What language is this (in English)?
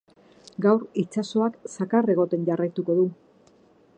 Basque